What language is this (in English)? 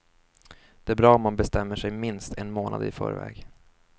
Swedish